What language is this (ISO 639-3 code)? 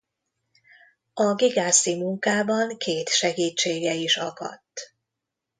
hun